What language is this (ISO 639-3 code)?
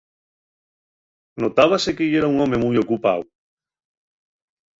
ast